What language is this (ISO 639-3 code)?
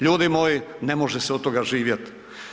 hrv